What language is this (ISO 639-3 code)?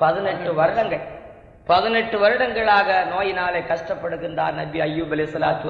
tam